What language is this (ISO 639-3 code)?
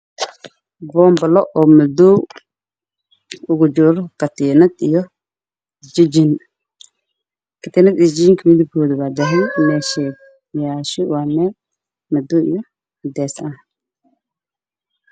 som